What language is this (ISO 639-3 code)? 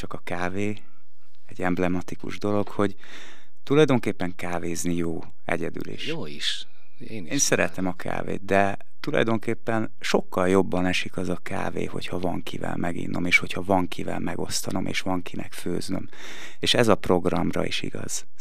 hun